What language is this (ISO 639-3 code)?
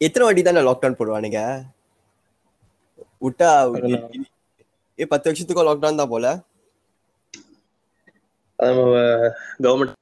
tam